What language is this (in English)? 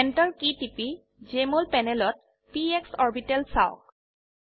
Assamese